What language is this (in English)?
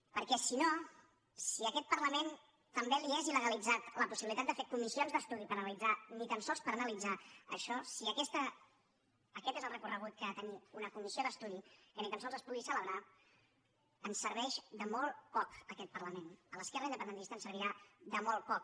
Catalan